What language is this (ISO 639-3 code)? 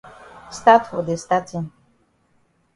wes